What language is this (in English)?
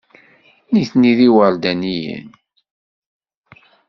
Kabyle